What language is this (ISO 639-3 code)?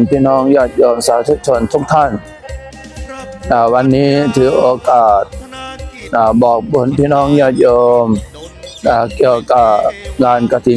tha